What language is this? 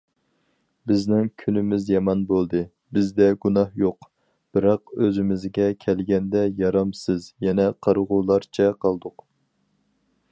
Uyghur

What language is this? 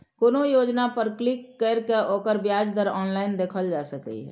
Maithili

